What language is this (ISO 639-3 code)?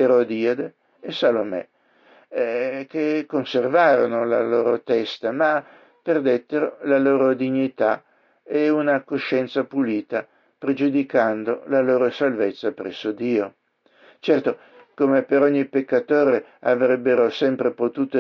ita